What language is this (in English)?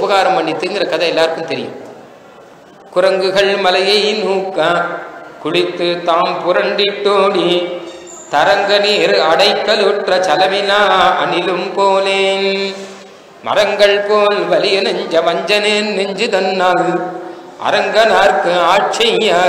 Tamil